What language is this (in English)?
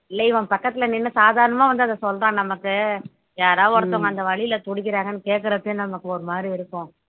Tamil